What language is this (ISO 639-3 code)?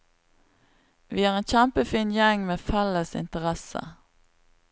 nor